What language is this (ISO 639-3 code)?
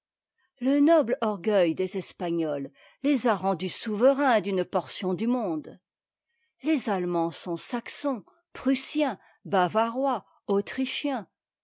fra